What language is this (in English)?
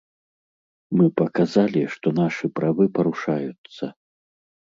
Belarusian